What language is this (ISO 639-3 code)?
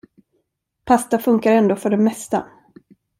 swe